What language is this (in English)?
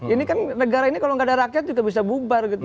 Indonesian